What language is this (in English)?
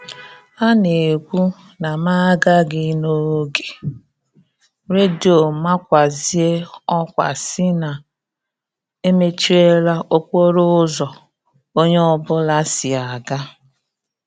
Igbo